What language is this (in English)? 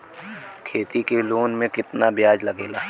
Bhojpuri